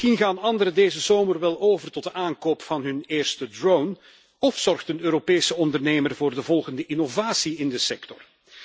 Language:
Dutch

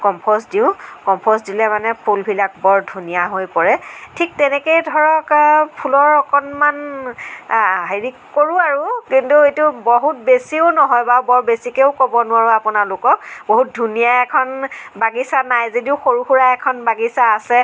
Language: Assamese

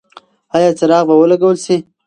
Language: Pashto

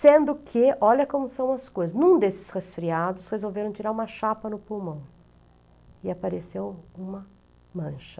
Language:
Portuguese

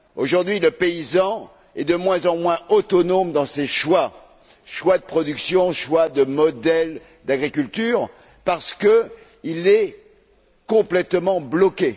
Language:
French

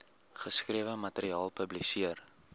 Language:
Afrikaans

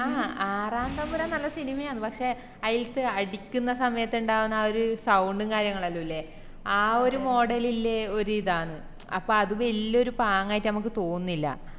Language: Malayalam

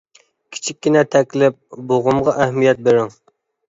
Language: Uyghur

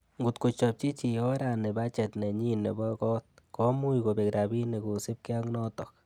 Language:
Kalenjin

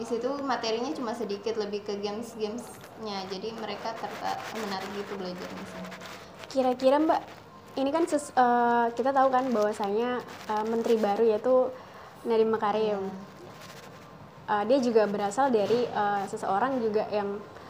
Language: Indonesian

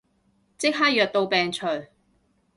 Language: Cantonese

